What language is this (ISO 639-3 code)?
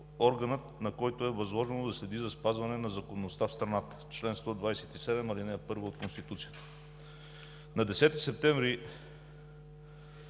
bul